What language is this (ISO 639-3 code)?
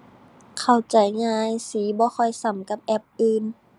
tha